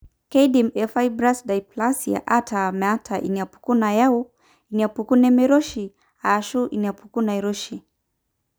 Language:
Masai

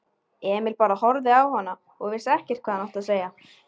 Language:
Icelandic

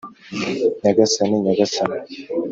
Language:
Kinyarwanda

